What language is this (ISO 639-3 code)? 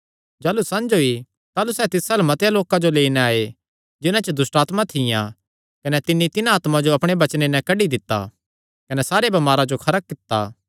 xnr